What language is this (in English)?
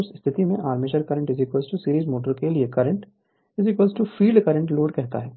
Hindi